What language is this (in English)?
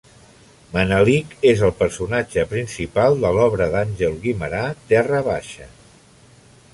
Catalan